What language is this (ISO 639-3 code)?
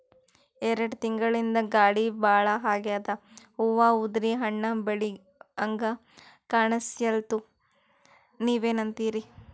kan